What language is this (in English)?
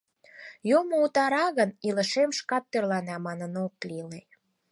Mari